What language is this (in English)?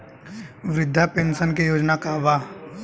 Bhojpuri